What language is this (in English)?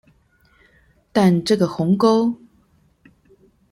Chinese